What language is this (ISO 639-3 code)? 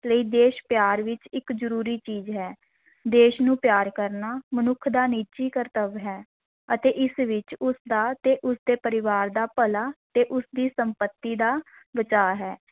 pan